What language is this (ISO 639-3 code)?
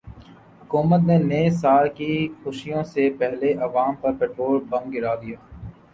urd